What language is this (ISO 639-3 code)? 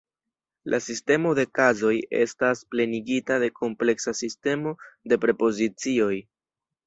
epo